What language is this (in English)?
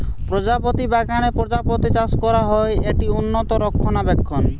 Bangla